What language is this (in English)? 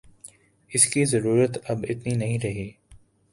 Urdu